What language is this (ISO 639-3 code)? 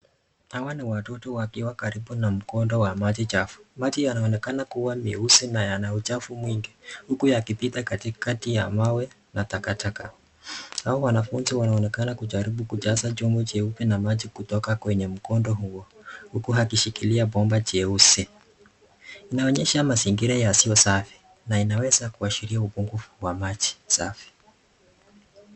swa